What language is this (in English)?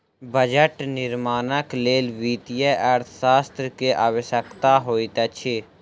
Maithili